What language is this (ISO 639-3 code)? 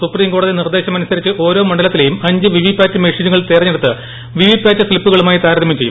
mal